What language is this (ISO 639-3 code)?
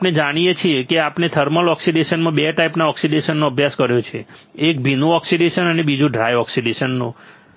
guj